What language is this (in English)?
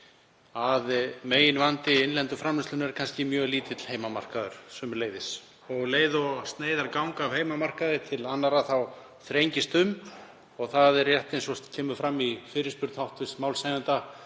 Icelandic